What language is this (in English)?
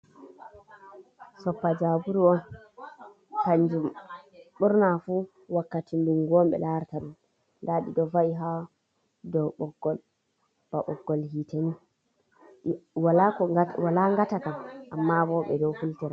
Fula